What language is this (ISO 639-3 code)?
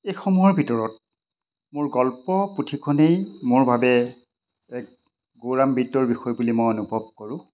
asm